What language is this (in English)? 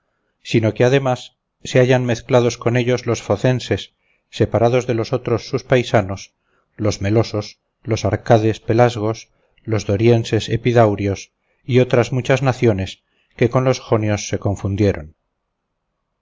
Spanish